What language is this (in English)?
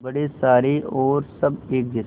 Hindi